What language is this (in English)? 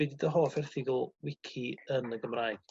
Welsh